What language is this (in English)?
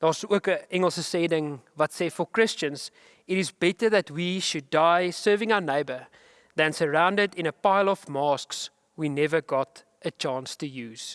Dutch